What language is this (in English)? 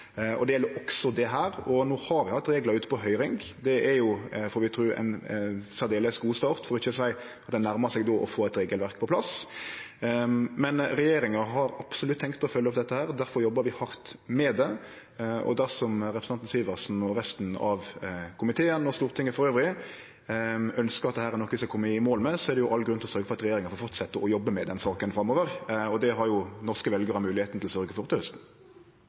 Norwegian